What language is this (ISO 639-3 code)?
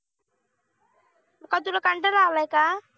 mar